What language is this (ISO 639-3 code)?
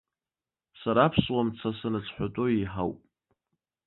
abk